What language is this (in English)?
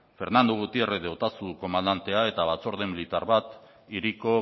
Basque